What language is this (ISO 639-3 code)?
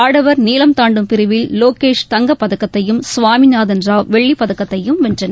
tam